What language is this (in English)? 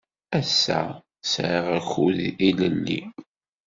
Kabyle